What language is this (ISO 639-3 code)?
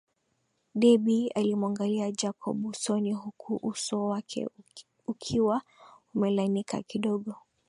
swa